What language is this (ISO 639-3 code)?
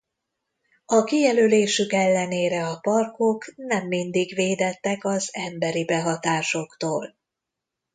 hun